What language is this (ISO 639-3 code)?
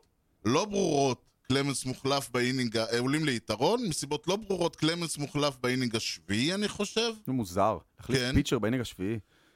heb